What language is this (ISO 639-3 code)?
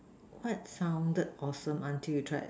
eng